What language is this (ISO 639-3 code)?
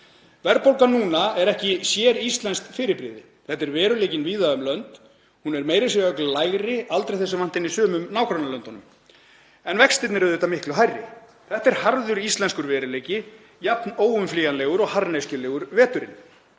isl